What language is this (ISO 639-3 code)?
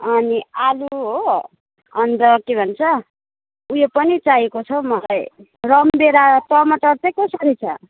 nep